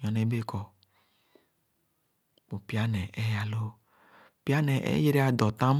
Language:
Khana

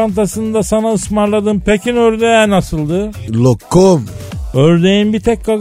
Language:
Turkish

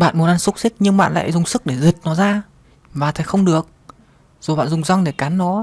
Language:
Vietnamese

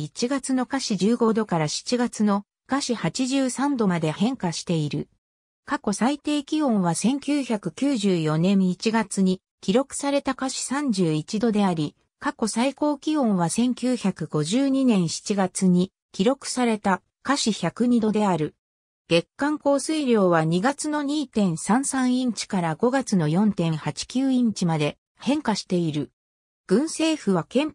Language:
Japanese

